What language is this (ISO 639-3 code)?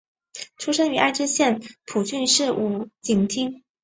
zho